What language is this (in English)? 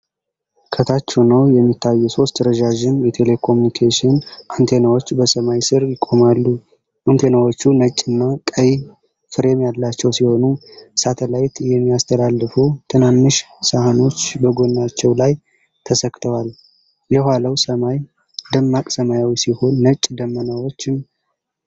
Amharic